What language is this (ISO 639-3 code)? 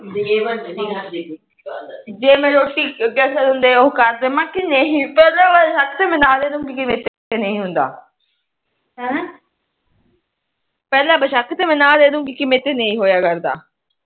pan